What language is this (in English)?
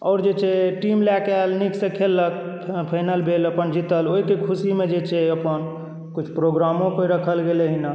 Maithili